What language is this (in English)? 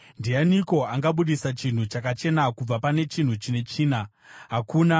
Shona